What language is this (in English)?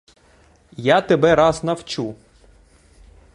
Ukrainian